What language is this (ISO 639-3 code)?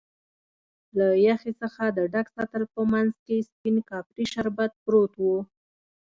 pus